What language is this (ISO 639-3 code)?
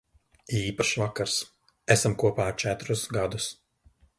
lav